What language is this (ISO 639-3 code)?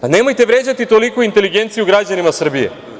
srp